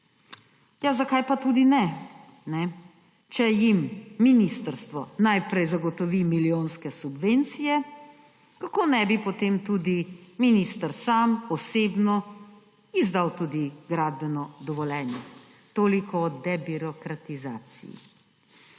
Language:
Slovenian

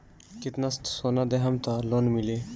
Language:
Bhojpuri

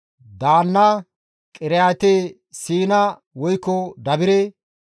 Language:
Gamo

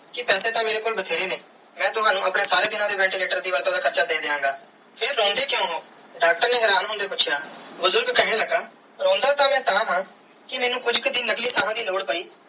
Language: Punjabi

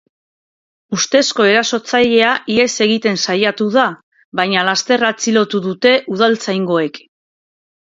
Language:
Basque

